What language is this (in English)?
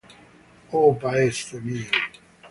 Italian